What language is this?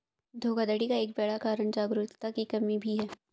Hindi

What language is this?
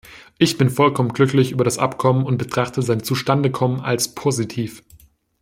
German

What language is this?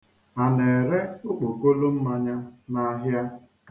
Igbo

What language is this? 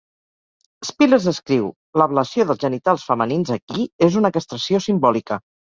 Catalan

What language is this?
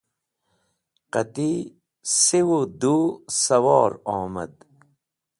Wakhi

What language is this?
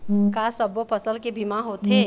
Chhattisgarhi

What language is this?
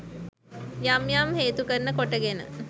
Sinhala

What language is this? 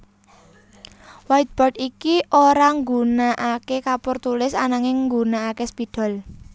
Javanese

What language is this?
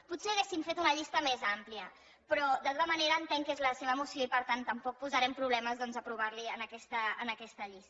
Catalan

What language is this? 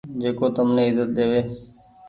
Goaria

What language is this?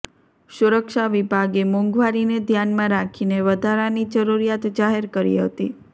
Gujarati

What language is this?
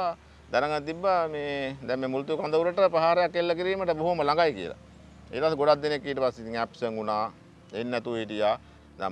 Indonesian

